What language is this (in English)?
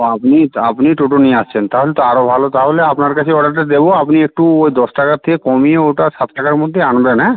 Bangla